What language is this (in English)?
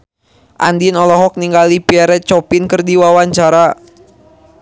Sundanese